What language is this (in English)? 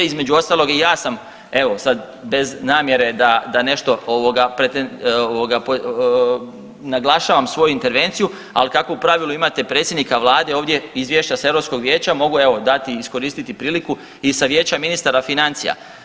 Croatian